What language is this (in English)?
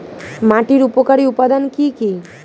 Bangla